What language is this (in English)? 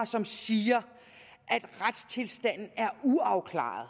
Danish